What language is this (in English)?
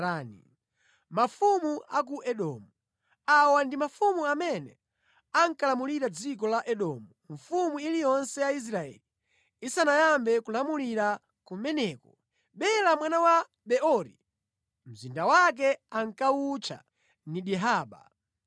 Nyanja